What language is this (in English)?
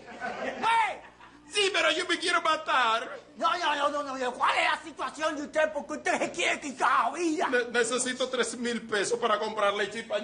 Spanish